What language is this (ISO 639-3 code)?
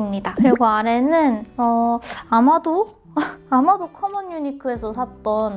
kor